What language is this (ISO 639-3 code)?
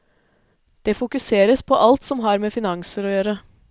nor